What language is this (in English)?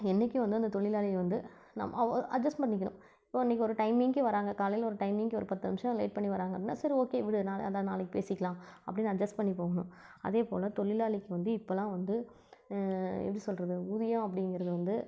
Tamil